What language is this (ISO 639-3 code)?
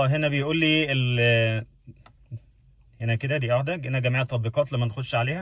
ara